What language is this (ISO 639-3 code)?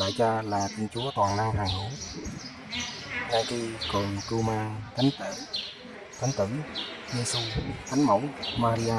vie